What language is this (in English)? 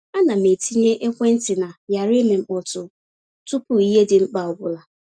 Igbo